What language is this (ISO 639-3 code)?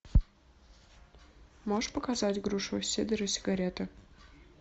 rus